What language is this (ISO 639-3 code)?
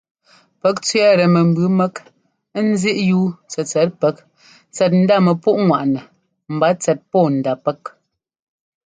jgo